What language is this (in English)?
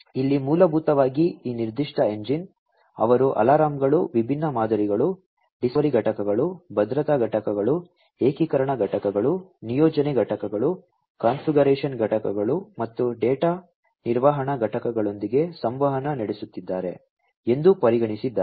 Kannada